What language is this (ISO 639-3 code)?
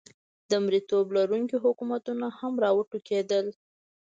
pus